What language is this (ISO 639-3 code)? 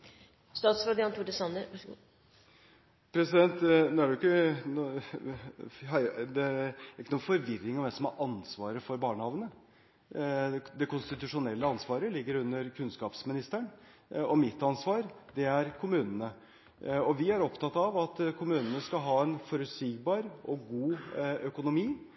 nob